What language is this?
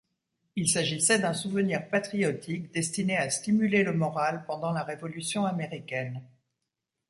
French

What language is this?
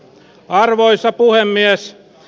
Finnish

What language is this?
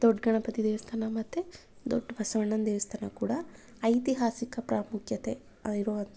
Kannada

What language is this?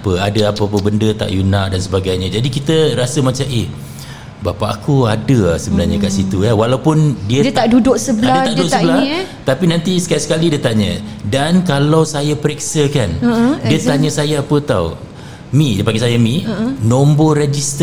Malay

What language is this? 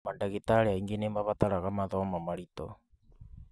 Kikuyu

